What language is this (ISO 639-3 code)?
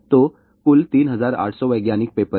hin